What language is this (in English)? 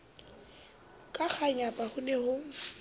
Southern Sotho